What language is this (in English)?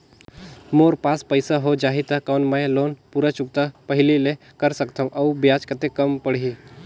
Chhattisgarhi